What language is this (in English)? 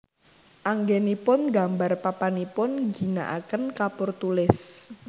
Javanese